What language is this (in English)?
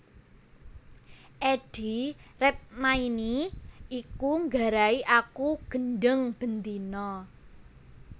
Javanese